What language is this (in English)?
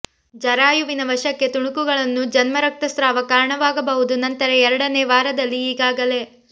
Kannada